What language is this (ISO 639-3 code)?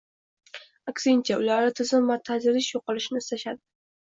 uzb